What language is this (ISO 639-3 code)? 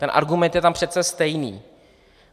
ces